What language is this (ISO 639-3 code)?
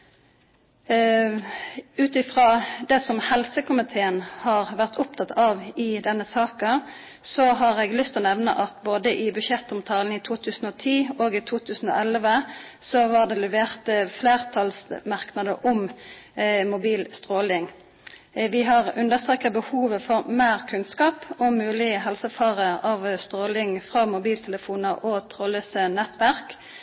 nno